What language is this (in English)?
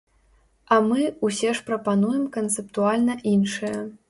Belarusian